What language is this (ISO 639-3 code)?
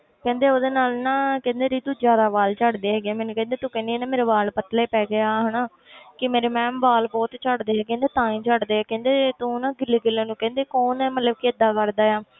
pan